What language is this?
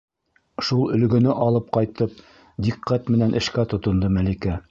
Bashkir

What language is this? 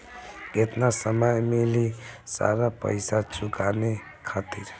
Bhojpuri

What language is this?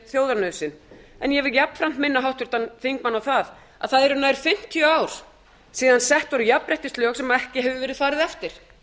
Icelandic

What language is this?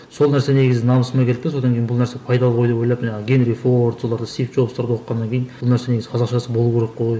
Kazakh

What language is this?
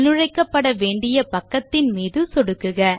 Tamil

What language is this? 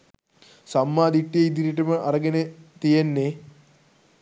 Sinhala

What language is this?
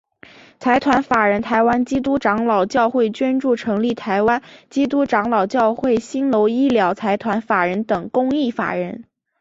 Chinese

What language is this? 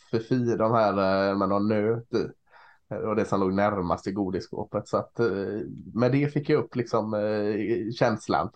Swedish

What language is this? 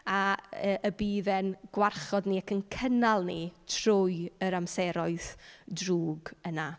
Welsh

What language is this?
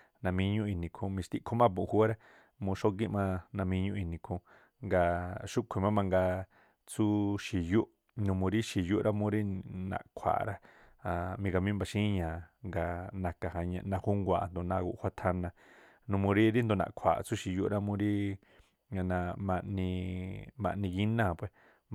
Tlacoapa Me'phaa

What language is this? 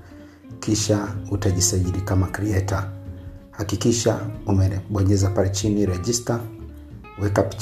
Swahili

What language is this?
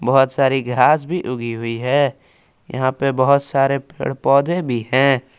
Hindi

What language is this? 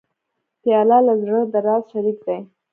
Pashto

